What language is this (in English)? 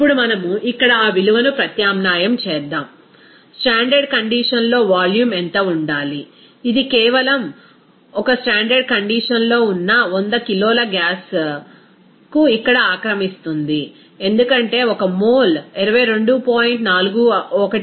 Telugu